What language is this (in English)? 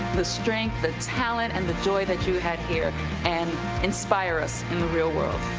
English